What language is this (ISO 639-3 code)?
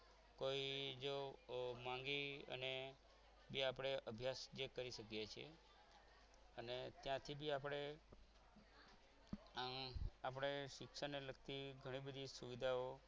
guj